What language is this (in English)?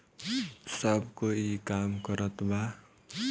Bhojpuri